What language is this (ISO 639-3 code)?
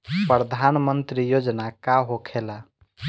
bho